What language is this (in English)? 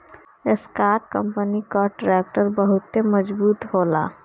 Bhojpuri